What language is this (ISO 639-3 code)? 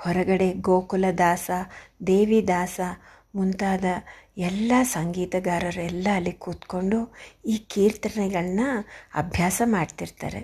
kan